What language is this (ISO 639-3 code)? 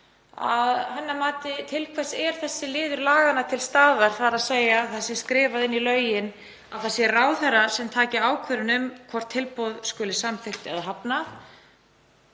isl